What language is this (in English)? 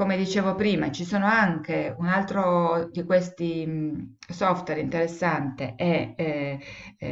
Italian